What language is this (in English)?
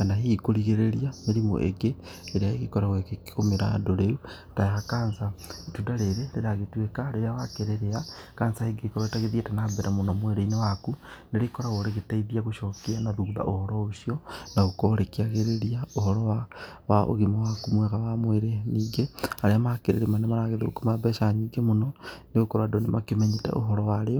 Kikuyu